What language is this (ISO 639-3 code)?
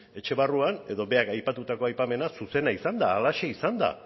eus